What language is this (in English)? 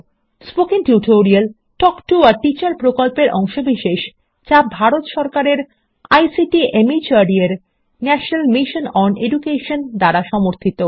Bangla